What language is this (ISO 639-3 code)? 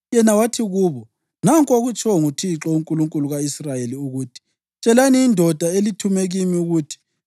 nde